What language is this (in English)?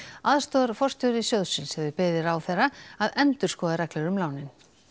Icelandic